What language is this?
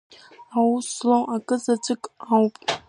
Abkhazian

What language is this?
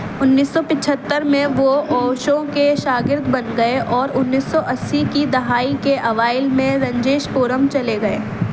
Urdu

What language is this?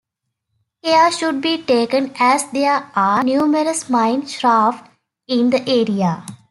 English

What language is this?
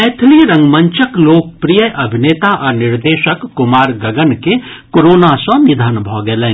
Maithili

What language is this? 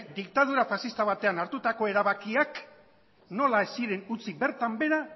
Basque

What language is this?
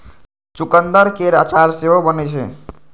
Maithili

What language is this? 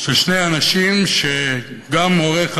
Hebrew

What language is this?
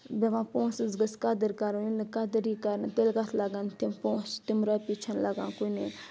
Kashmiri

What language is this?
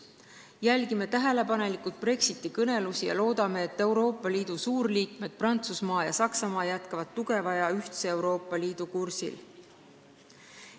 Estonian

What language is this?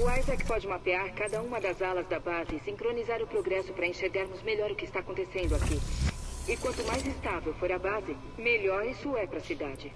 Portuguese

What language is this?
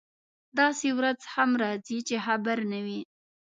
Pashto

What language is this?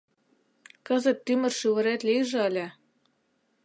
Mari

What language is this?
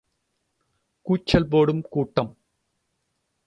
Tamil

